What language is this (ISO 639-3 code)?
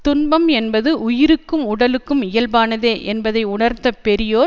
tam